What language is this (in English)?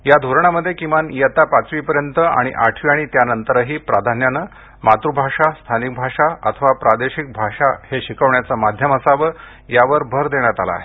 Marathi